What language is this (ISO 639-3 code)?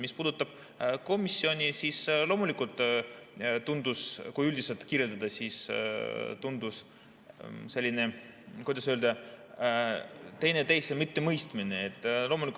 est